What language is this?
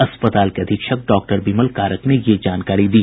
Hindi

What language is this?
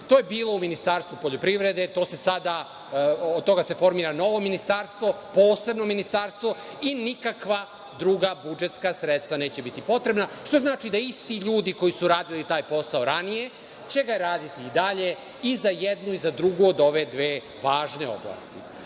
Serbian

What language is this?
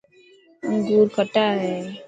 Dhatki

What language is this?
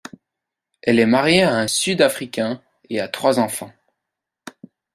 French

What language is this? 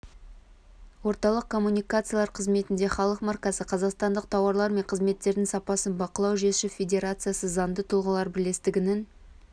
Kazakh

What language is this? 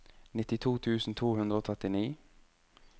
Norwegian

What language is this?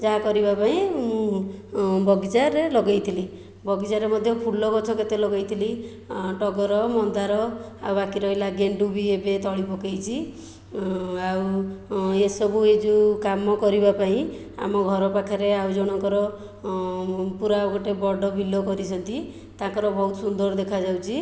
Odia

